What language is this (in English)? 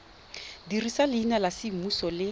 Tswana